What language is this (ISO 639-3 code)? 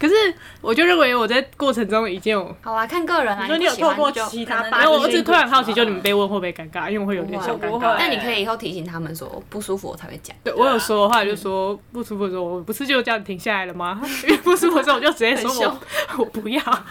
zho